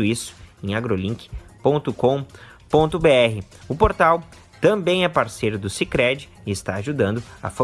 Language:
Portuguese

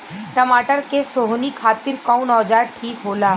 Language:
Bhojpuri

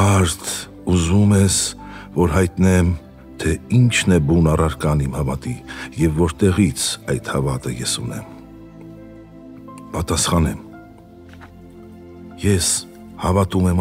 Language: Romanian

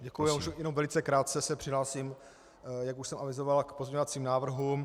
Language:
Czech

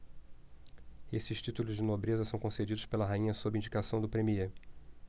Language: Portuguese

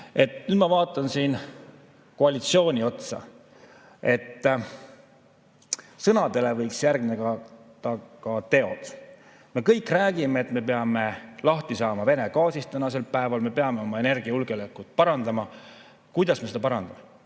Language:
Estonian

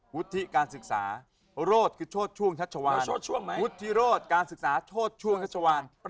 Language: Thai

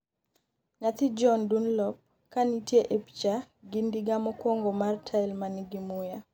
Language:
Luo (Kenya and Tanzania)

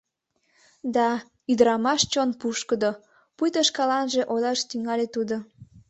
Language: Mari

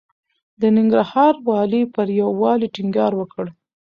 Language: Pashto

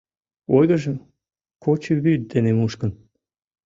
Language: Mari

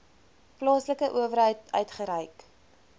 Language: Afrikaans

